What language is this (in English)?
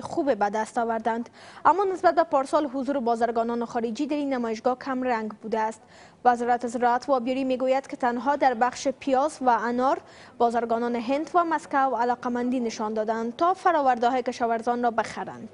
Persian